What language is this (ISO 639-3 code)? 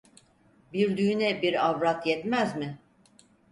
tur